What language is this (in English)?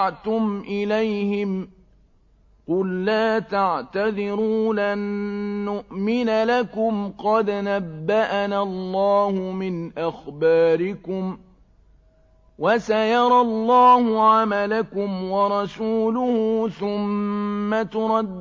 Arabic